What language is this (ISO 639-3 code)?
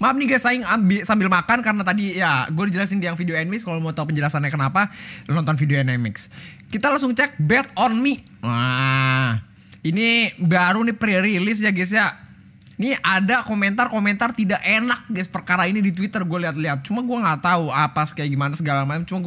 ind